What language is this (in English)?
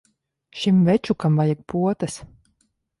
Latvian